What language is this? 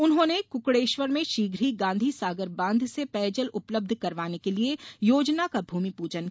Hindi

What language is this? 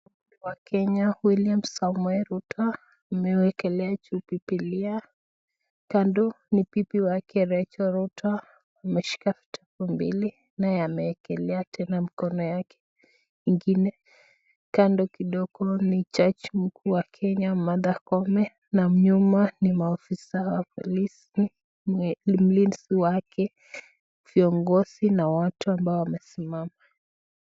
Swahili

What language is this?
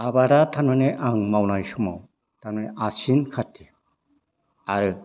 Bodo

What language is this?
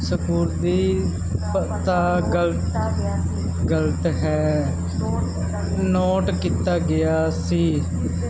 Punjabi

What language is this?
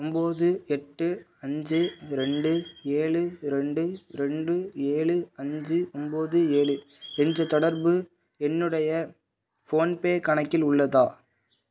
Tamil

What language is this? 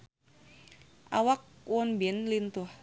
Sundanese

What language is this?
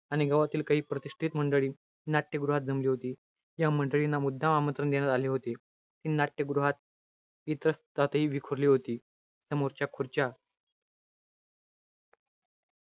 Marathi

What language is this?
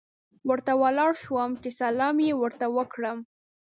Pashto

